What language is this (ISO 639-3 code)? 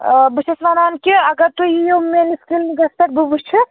kas